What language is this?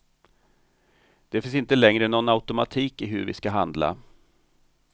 Swedish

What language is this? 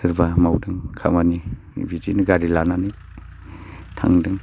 Bodo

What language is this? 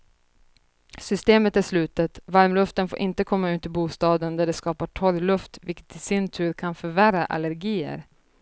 Swedish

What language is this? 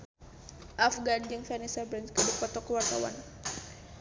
Sundanese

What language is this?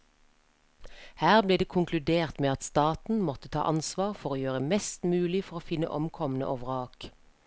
Norwegian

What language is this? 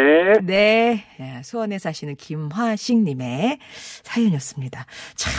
Korean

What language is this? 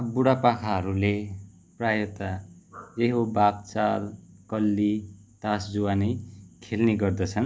Nepali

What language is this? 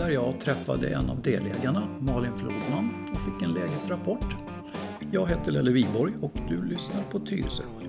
Swedish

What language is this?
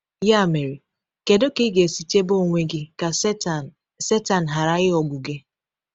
Igbo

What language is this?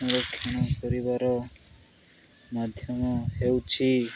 Odia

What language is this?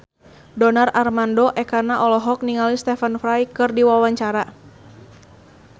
Sundanese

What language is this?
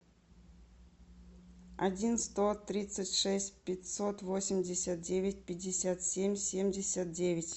Russian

